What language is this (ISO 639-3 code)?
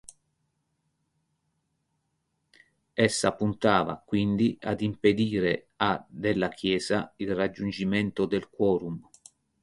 ita